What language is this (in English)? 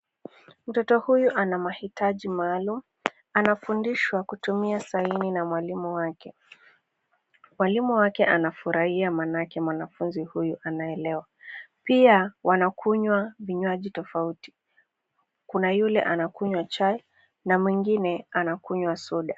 Swahili